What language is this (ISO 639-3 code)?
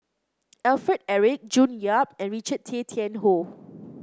eng